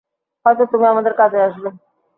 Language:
Bangla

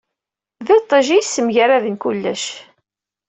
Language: Kabyle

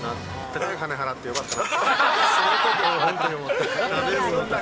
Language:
Japanese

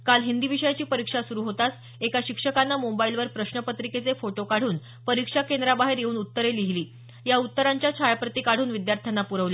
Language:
Marathi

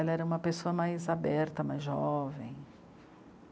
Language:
Portuguese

